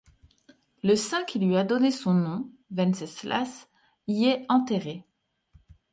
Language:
French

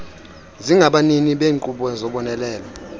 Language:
Xhosa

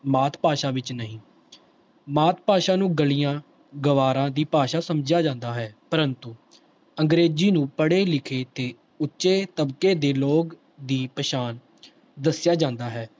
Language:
Punjabi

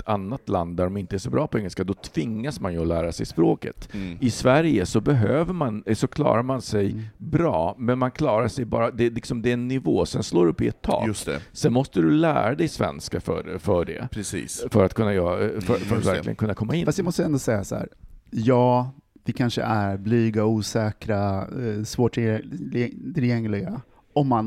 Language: Swedish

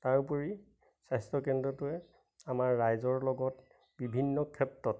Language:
Assamese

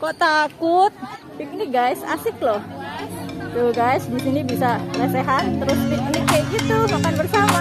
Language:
Indonesian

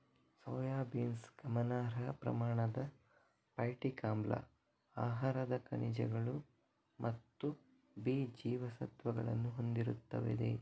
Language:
Kannada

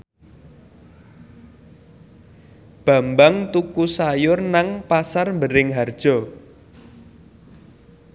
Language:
Javanese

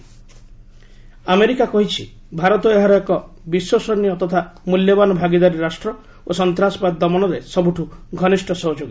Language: Odia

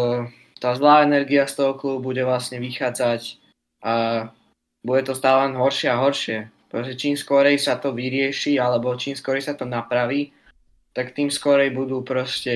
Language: Slovak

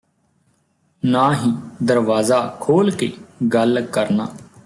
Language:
Punjabi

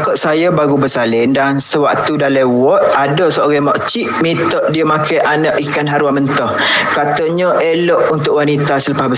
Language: Malay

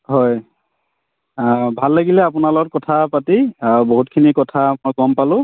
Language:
Assamese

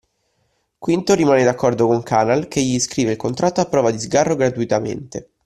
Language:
Italian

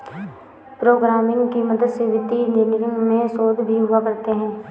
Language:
Hindi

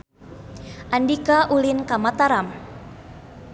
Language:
Sundanese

